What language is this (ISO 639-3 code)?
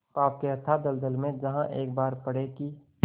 hin